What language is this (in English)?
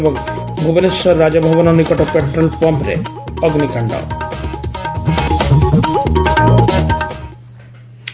Odia